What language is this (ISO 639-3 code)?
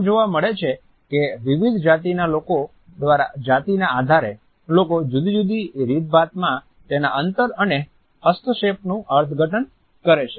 guj